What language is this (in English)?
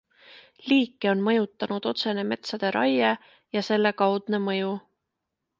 Estonian